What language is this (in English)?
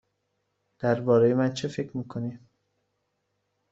Persian